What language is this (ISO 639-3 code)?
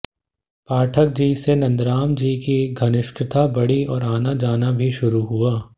hin